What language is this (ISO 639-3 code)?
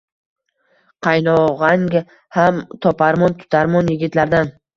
uzb